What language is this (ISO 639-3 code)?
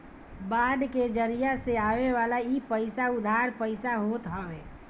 bho